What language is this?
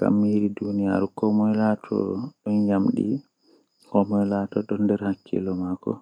Western Niger Fulfulde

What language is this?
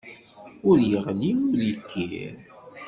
Kabyle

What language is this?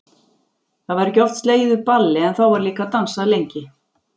Icelandic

